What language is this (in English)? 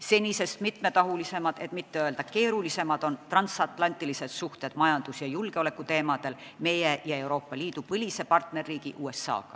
Estonian